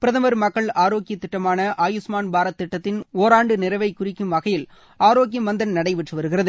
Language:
Tamil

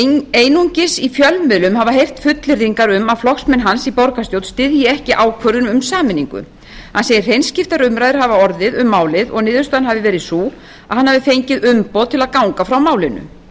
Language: Icelandic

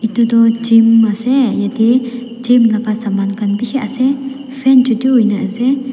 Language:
Naga Pidgin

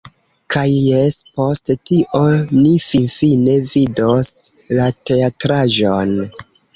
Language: Esperanto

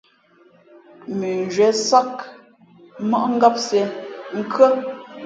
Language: Fe'fe'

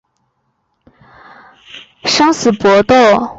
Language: Chinese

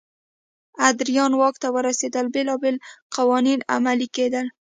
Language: Pashto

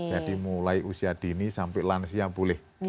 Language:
Indonesian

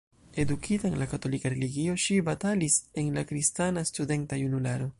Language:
Esperanto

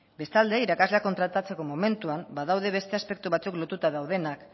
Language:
Basque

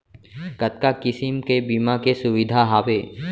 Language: Chhattisgarhi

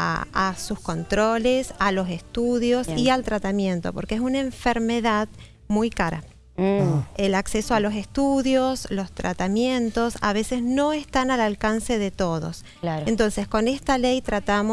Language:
Spanish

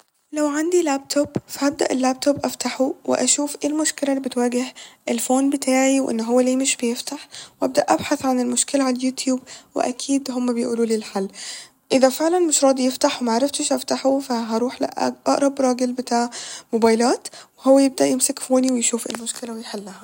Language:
Egyptian Arabic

